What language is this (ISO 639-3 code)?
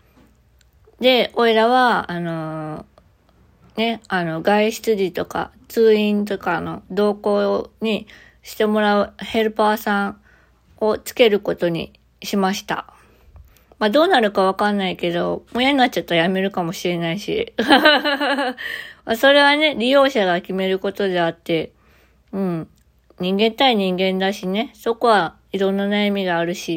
jpn